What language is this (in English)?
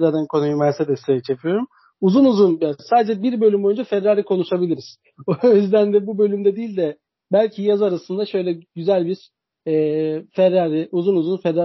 Turkish